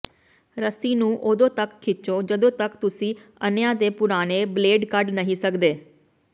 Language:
Punjabi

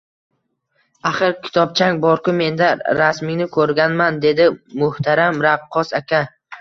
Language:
Uzbek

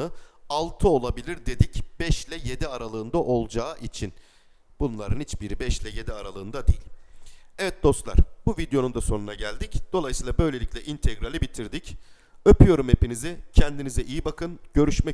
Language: Turkish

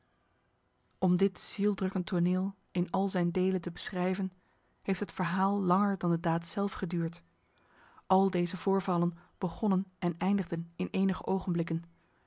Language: Dutch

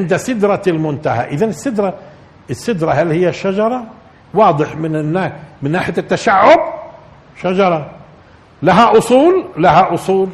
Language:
Arabic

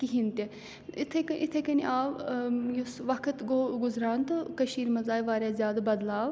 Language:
Kashmiri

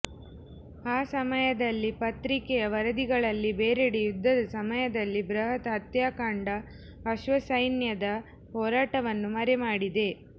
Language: Kannada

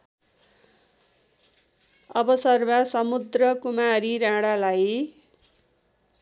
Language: Nepali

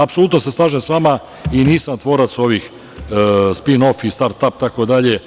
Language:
Serbian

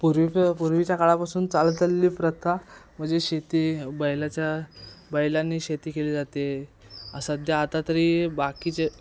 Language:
Marathi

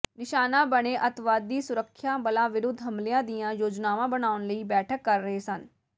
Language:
Punjabi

